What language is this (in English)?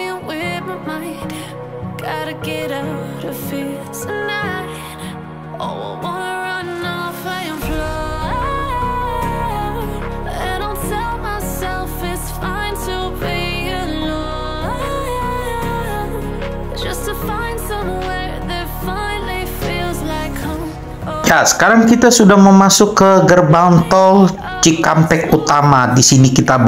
Indonesian